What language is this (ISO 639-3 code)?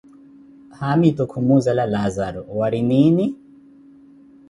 eko